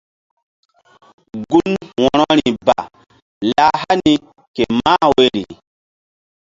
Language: Mbum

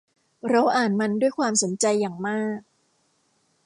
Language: Thai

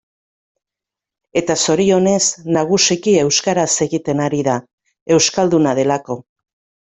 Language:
Basque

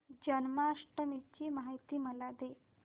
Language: Marathi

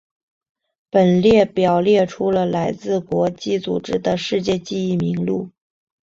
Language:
Chinese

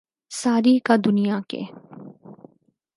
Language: Urdu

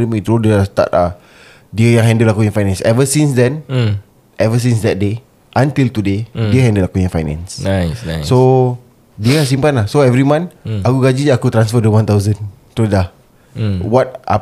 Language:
Malay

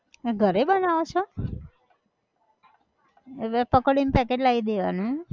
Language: Gujarati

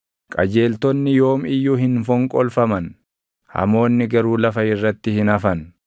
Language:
Oromo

